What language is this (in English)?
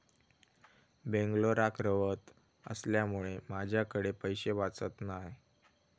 Marathi